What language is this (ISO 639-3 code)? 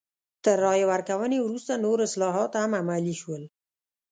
pus